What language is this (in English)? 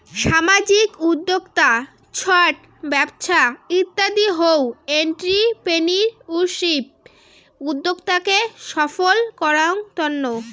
Bangla